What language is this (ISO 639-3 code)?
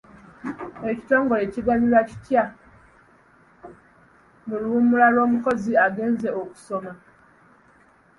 lug